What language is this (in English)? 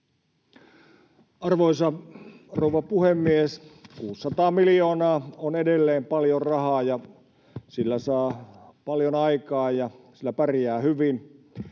Finnish